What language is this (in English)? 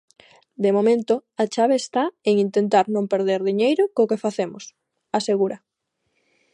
Galician